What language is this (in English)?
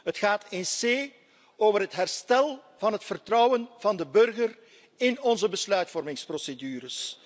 Dutch